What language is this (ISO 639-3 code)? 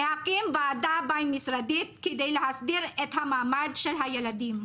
heb